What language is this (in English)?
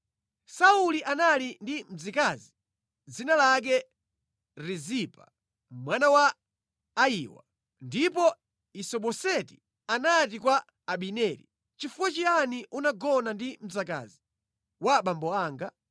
Nyanja